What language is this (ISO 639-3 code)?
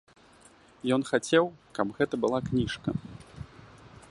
bel